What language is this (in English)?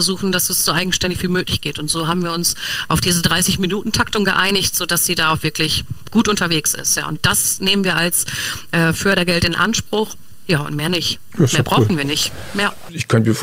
German